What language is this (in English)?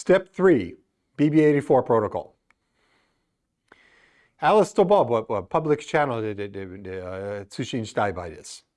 Japanese